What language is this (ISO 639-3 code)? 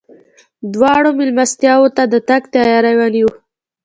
pus